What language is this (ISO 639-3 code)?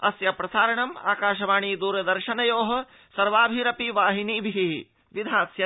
san